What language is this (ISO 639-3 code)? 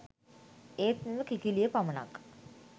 sin